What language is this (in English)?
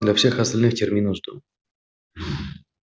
Russian